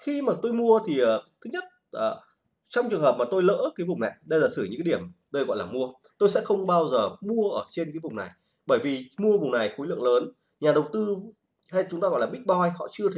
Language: Vietnamese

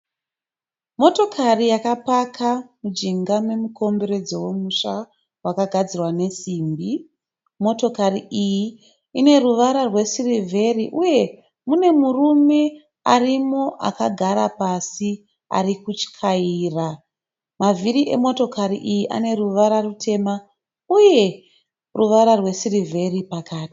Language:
Shona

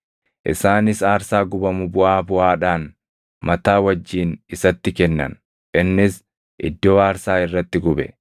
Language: Oromo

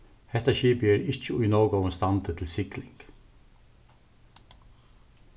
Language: Faroese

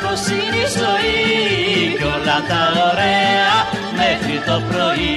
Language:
Greek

